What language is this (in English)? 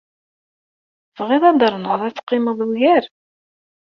Kabyle